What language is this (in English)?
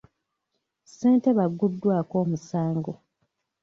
Ganda